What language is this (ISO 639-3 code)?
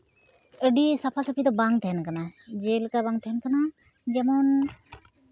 sat